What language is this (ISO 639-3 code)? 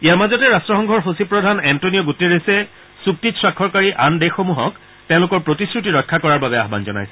asm